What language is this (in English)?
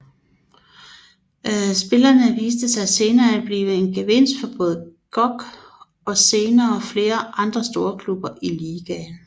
Danish